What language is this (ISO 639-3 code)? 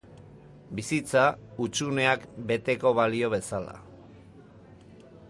eus